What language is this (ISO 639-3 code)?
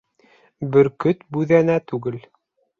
bak